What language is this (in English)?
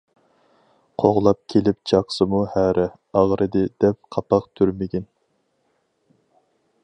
Uyghur